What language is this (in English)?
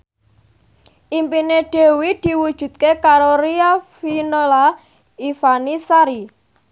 Javanese